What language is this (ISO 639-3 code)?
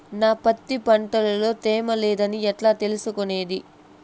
tel